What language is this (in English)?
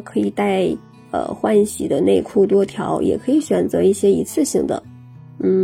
Chinese